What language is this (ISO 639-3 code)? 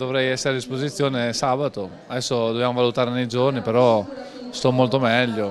ita